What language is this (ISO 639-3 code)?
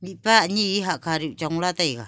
nnp